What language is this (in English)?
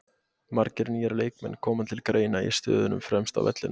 Icelandic